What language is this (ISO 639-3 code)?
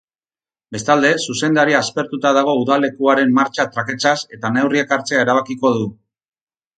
eus